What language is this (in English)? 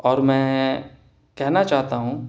Urdu